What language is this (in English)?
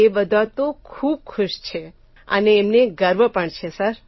Gujarati